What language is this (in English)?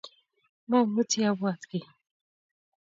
Kalenjin